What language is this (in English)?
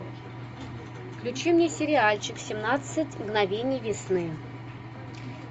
Russian